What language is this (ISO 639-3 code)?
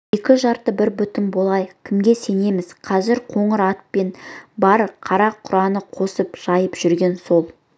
kaz